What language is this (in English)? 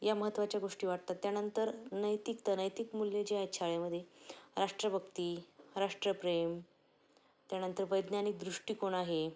Marathi